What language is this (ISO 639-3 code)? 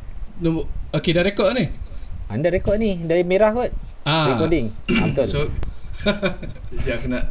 msa